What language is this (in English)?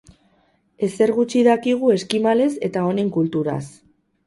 Basque